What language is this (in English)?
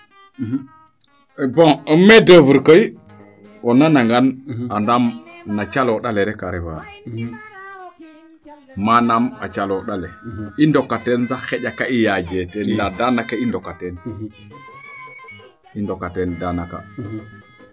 Serer